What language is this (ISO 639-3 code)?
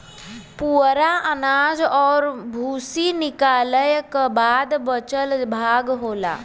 bho